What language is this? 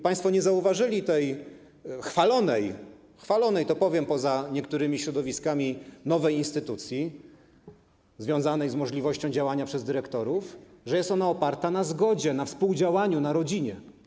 Polish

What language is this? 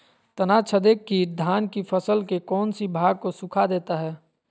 Magahi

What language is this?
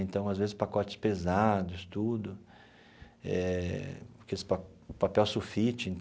Portuguese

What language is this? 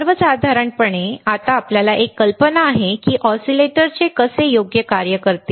Marathi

